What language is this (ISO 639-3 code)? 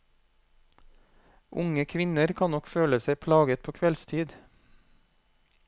nor